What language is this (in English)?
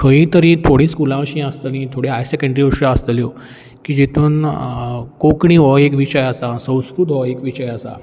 Konkani